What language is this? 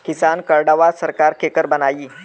Bhojpuri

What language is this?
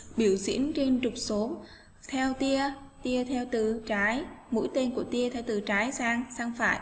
Vietnamese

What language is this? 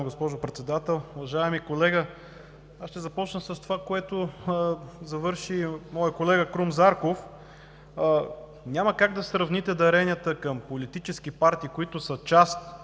Bulgarian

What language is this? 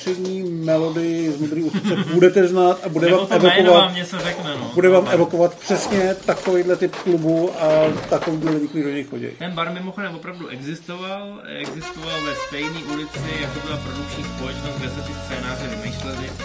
Czech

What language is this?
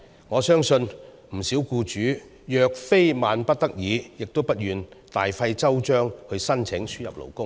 Cantonese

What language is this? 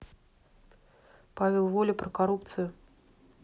Russian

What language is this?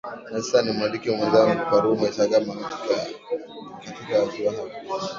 Swahili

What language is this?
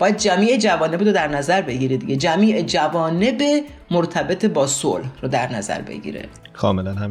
Persian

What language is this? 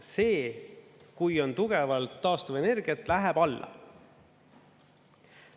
Estonian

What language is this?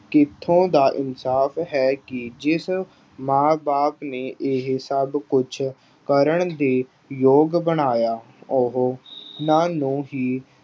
Punjabi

